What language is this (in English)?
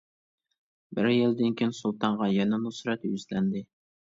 Uyghur